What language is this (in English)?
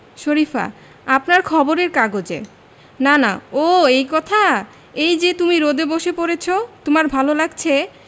Bangla